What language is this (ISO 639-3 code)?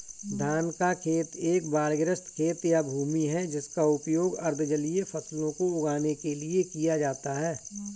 hin